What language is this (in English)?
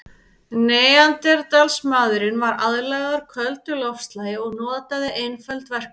Icelandic